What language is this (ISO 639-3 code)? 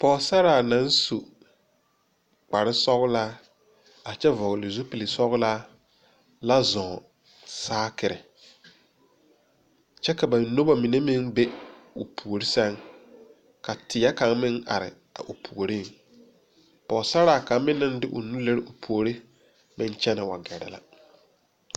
dga